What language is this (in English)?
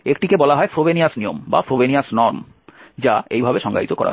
Bangla